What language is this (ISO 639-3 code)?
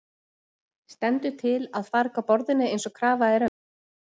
isl